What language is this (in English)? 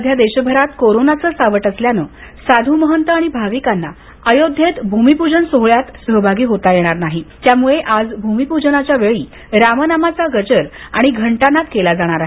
Marathi